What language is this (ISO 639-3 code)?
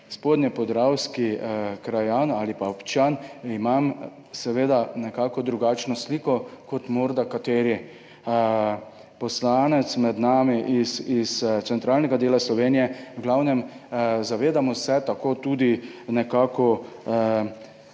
slv